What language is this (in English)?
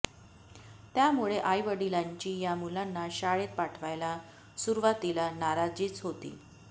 Marathi